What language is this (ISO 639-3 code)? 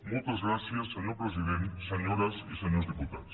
cat